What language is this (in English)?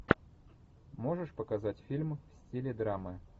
Russian